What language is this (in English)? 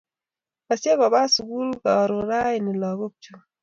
Kalenjin